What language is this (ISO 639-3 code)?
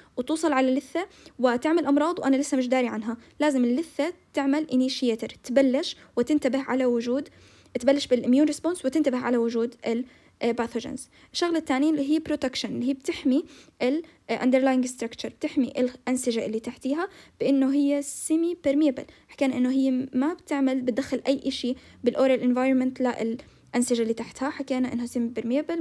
ara